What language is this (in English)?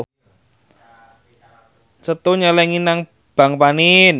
Javanese